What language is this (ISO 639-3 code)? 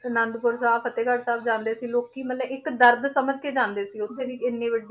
pan